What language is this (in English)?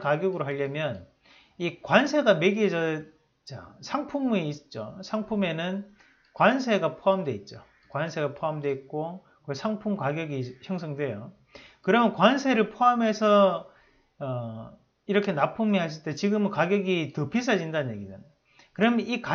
Korean